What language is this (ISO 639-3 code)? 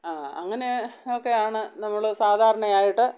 mal